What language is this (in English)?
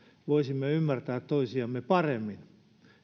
Finnish